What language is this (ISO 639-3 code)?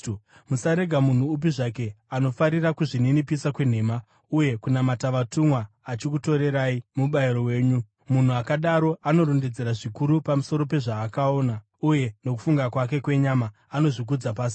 sna